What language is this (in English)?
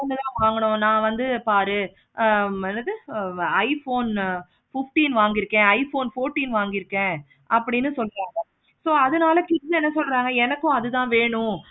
Tamil